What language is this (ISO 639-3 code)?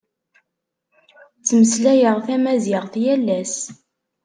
kab